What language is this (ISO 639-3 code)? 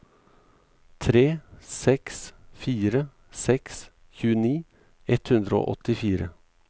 nor